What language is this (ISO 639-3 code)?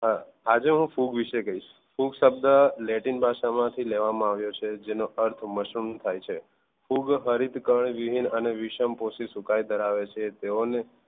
guj